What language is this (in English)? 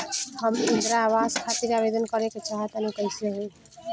Bhojpuri